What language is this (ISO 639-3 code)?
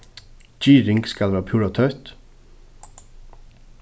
fao